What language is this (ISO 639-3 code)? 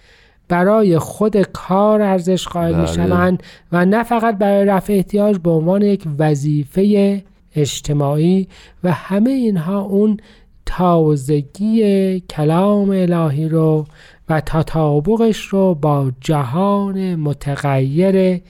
fas